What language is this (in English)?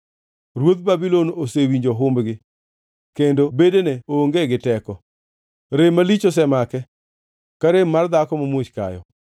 Luo (Kenya and Tanzania)